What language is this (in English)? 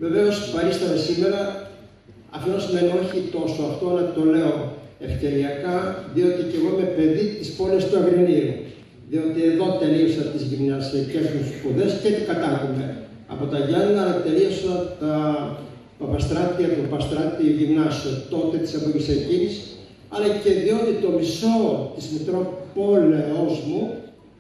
Greek